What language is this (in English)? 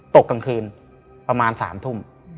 Thai